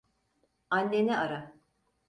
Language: Turkish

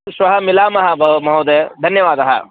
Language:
Sanskrit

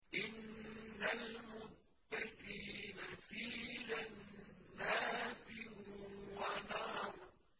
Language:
Arabic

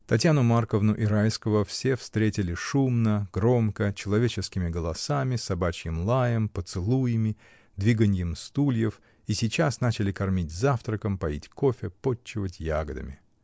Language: Russian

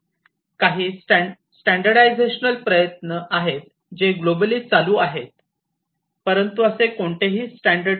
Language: Marathi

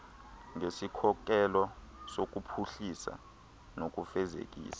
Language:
Xhosa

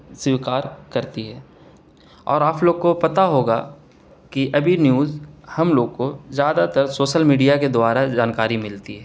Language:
Urdu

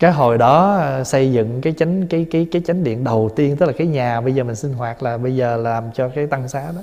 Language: Vietnamese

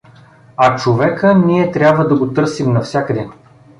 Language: Bulgarian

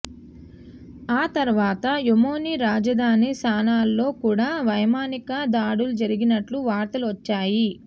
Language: Telugu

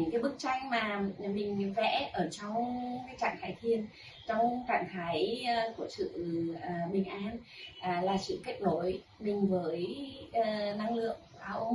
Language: Vietnamese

